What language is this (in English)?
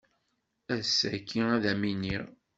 Kabyle